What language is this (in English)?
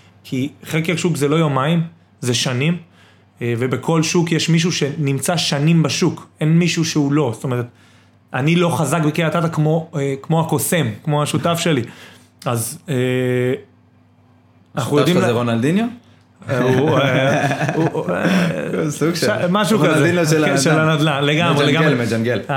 Hebrew